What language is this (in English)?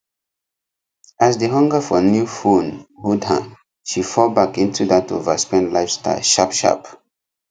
Nigerian Pidgin